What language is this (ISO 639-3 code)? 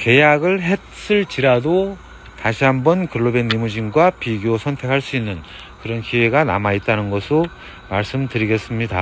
kor